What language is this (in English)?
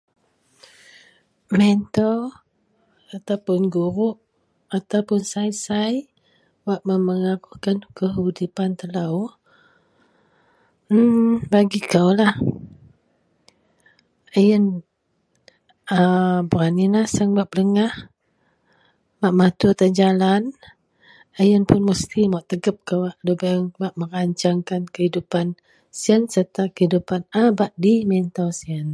Central Melanau